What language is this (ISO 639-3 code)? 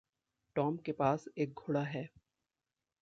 hin